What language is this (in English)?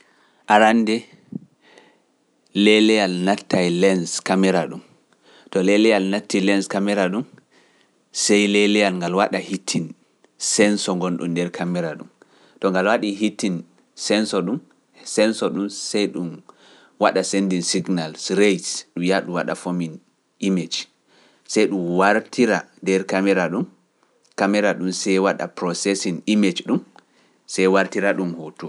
Pular